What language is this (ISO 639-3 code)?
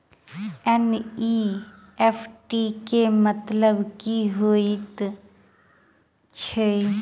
mai